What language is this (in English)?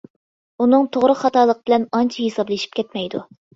Uyghur